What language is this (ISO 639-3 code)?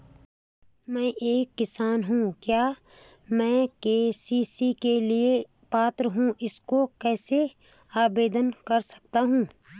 hin